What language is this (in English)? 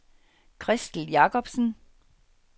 Danish